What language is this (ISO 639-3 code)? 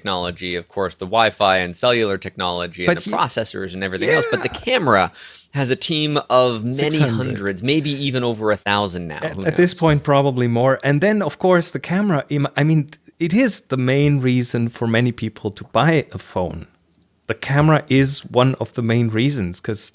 eng